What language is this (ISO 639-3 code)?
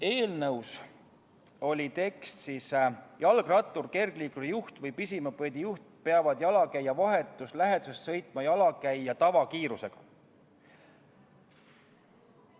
est